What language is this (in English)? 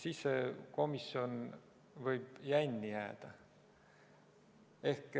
Estonian